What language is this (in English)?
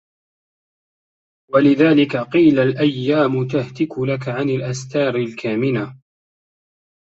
Arabic